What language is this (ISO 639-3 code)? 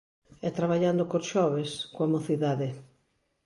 glg